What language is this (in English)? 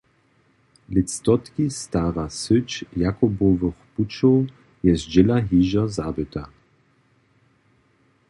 Upper Sorbian